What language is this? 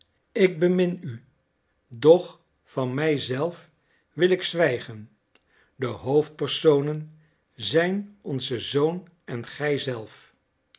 Dutch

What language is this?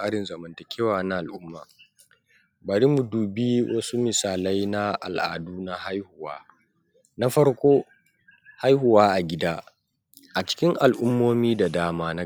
Hausa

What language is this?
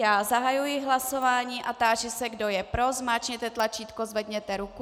Czech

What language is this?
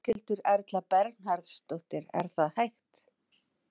Icelandic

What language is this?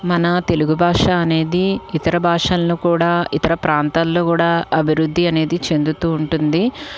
Telugu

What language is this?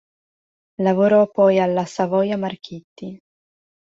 Italian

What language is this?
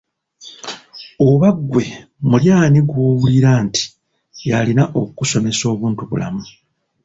Ganda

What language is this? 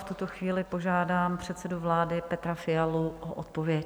Czech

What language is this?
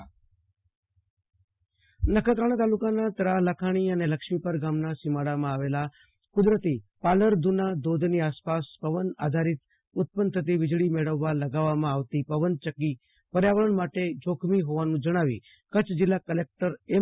Gujarati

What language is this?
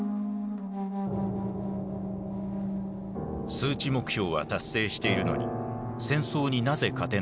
Japanese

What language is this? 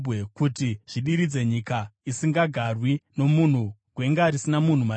Shona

